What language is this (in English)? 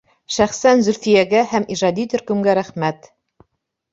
Bashkir